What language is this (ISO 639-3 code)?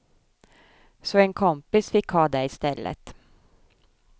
swe